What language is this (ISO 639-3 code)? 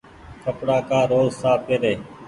gig